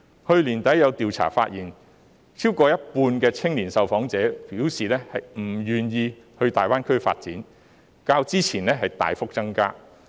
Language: Cantonese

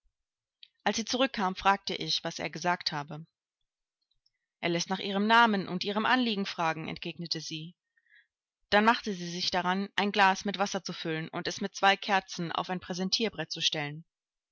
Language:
German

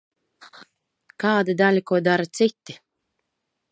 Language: Latvian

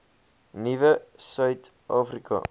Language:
Afrikaans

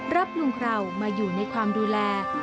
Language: Thai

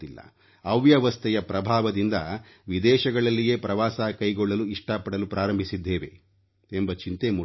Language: Kannada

